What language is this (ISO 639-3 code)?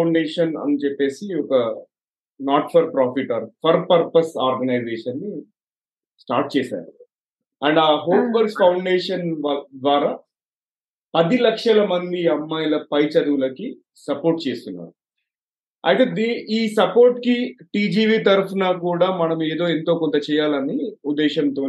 tel